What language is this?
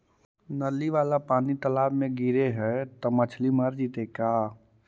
Magahi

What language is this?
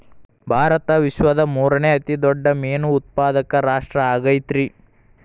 Kannada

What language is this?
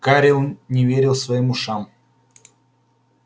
Russian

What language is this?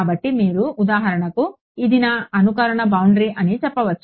Telugu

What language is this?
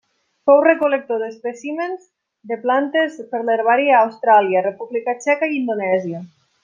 Catalan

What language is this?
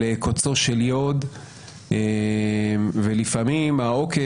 Hebrew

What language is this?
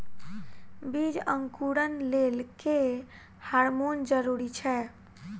Maithili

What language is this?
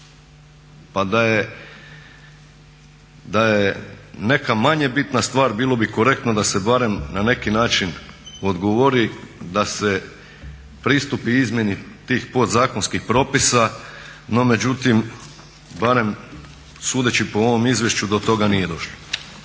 Croatian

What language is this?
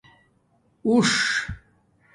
Domaaki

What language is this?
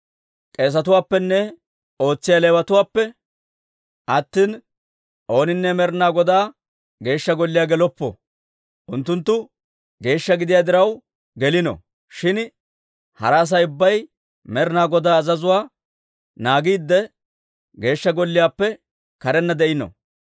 Dawro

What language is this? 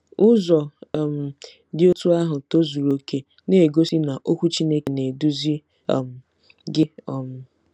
Igbo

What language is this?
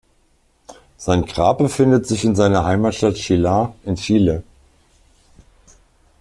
German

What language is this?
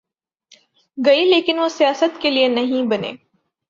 Urdu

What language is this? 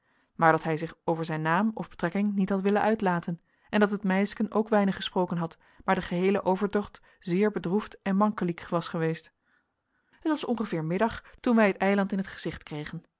Dutch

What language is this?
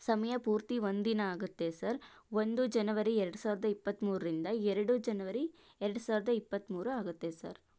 Kannada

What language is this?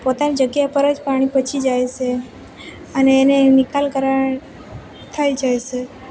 Gujarati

